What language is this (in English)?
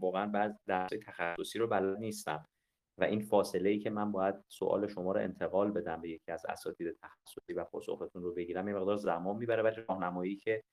Persian